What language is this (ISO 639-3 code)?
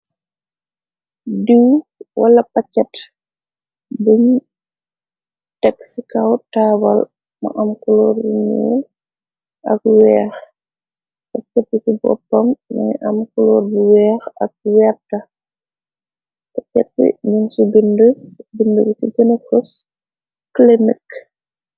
wol